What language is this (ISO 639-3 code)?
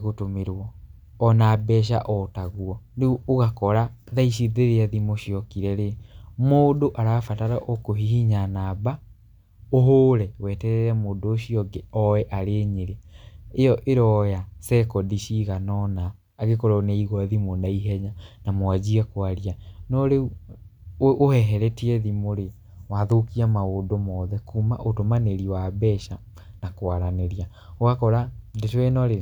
kik